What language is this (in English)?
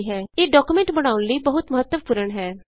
Punjabi